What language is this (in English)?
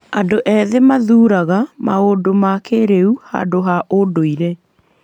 Kikuyu